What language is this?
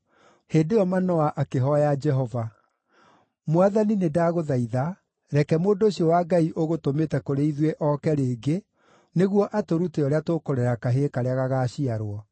Kikuyu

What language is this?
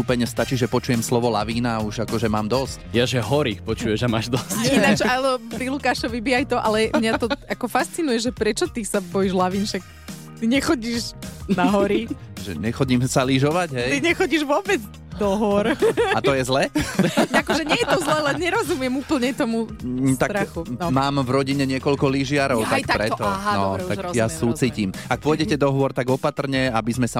Slovak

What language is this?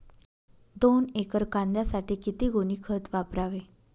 Marathi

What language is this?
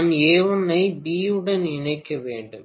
Tamil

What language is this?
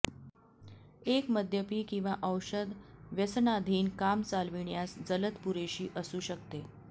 Marathi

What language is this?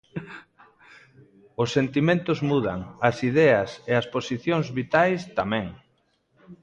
Galician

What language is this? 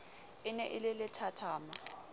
Southern Sotho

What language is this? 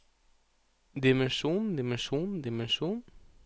Norwegian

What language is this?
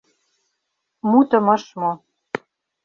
Mari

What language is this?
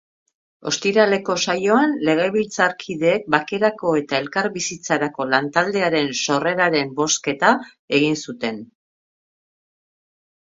Basque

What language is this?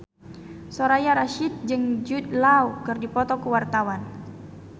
Sundanese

